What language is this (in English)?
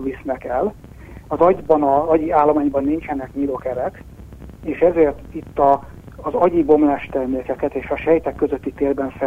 Hungarian